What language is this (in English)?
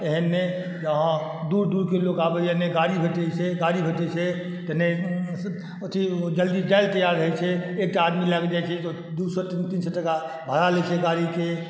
Maithili